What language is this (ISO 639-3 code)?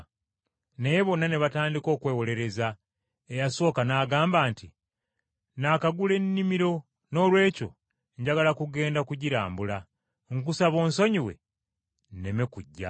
lug